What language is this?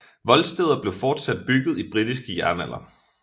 Danish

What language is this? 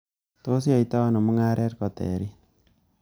Kalenjin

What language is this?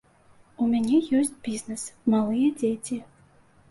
Belarusian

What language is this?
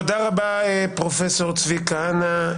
Hebrew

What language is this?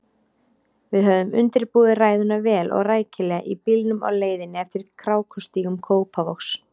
Icelandic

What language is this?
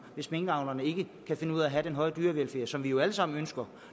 Danish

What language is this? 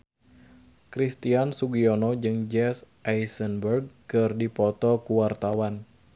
Sundanese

